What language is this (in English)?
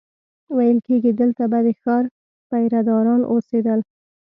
Pashto